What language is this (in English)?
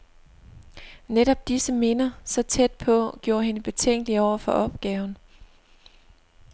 Danish